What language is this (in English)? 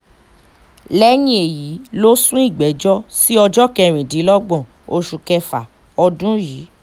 Yoruba